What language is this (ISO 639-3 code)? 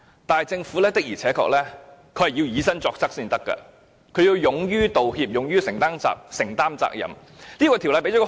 yue